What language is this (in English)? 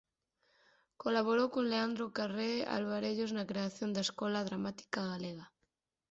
Galician